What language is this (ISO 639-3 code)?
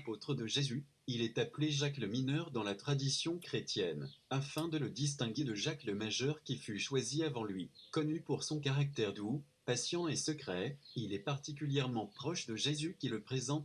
fra